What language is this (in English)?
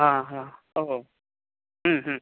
Sanskrit